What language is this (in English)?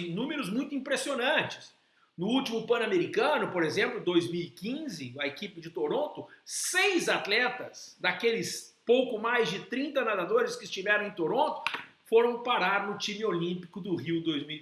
Portuguese